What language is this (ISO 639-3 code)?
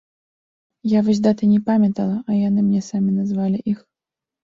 bel